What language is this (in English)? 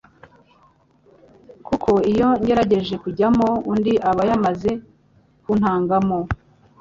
Kinyarwanda